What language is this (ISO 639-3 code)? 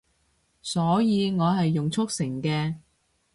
yue